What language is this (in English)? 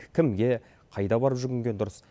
Kazakh